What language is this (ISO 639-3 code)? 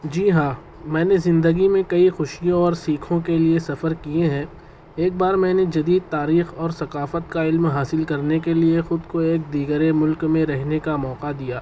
urd